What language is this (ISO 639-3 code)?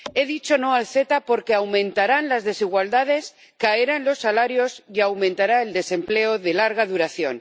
spa